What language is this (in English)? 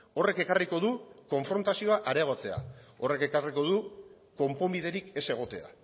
Basque